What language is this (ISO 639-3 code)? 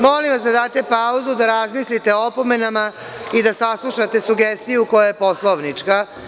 srp